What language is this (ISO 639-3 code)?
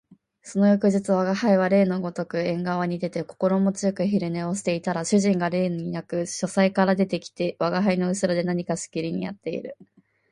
jpn